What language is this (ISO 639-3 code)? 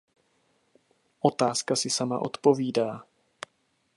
ces